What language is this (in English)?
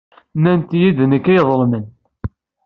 Kabyle